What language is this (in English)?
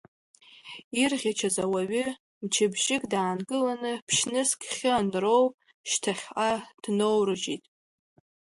Abkhazian